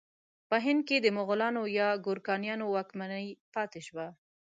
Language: Pashto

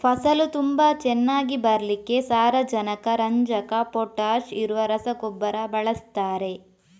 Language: Kannada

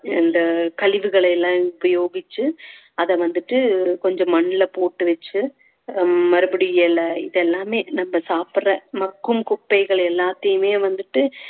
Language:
Tamil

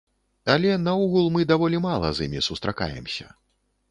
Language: Belarusian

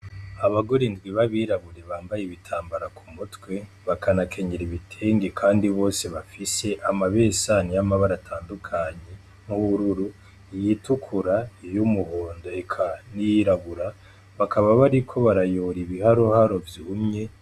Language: Rundi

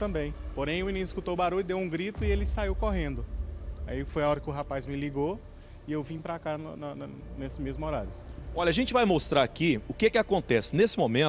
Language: Portuguese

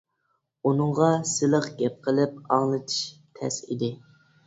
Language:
Uyghur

